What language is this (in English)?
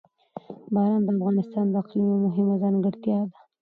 Pashto